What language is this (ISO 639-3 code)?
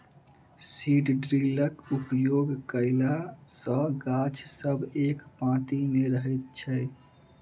mai